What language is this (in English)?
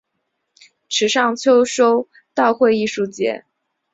Chinese